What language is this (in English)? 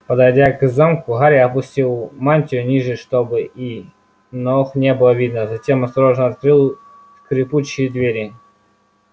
Russian